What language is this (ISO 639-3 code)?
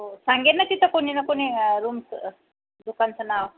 mar